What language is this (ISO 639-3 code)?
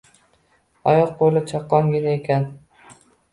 uzb